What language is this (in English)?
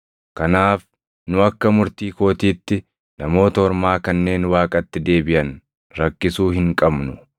Oromo